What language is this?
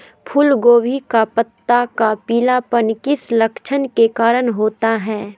Magahi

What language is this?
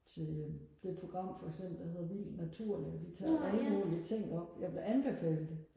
Danish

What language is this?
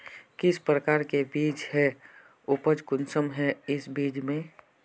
Magahi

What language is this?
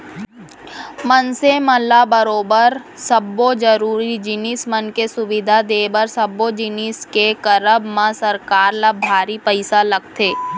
Chhattisgarhi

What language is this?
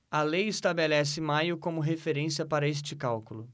Portuguese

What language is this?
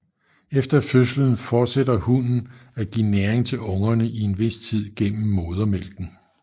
Danish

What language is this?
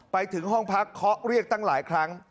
Thai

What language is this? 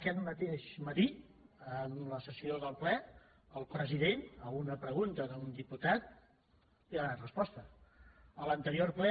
Catalan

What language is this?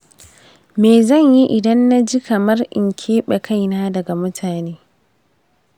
Hausa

